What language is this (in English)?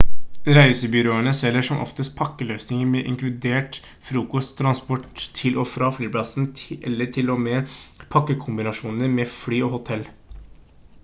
Norwegian Bokmål